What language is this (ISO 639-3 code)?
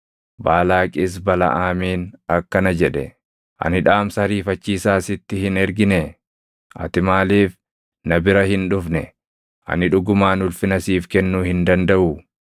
orm